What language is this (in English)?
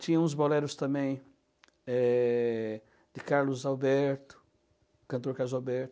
Portuguese